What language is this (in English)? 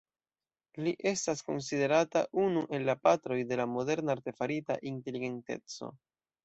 Esperanto